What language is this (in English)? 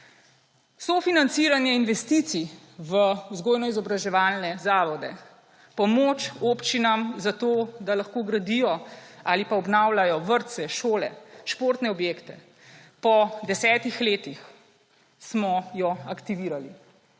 Slovenian